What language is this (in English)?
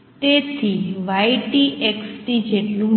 Gujarati